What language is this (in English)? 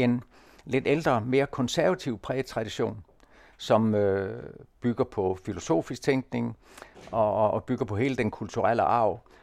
Danish